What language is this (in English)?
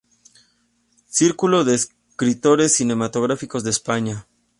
Spanish